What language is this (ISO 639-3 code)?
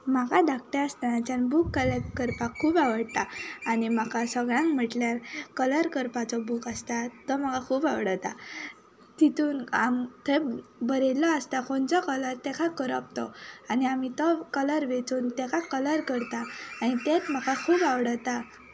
kok